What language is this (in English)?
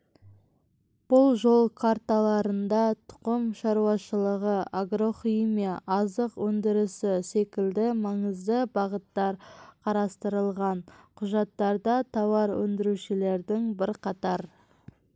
Kazakh